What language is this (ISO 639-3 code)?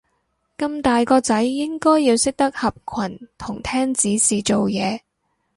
yue